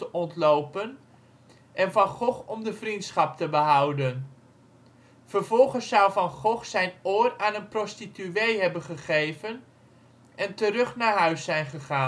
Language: Dutch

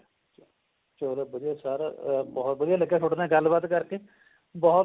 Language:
Punjabi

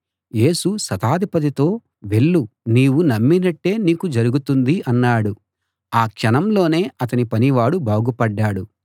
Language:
Telugu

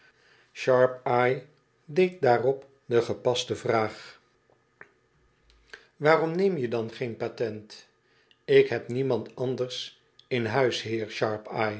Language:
Dutch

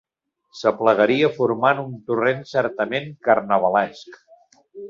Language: Catalan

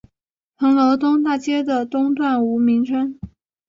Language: Chinese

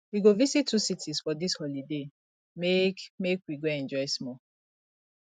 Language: Nigerian Pidgin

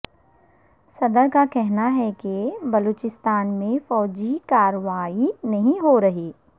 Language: Urdu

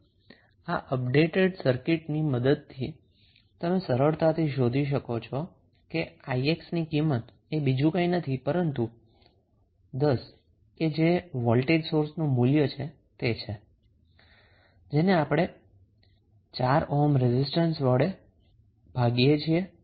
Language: Gujarati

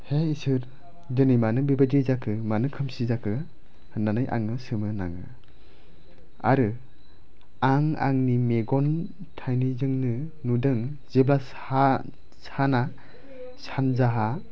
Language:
Bodo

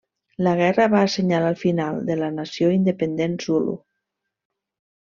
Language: Catalan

